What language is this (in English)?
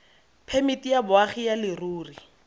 Tswana